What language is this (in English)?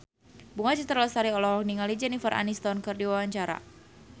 Sundanese